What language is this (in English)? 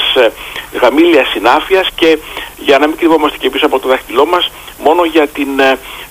Greek